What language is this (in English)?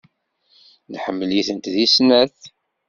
Kabyle